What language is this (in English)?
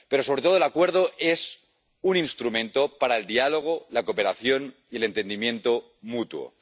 Spanish